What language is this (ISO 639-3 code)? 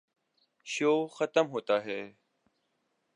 urd